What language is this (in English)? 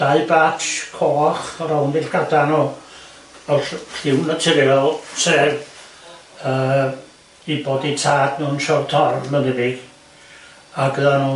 Welsh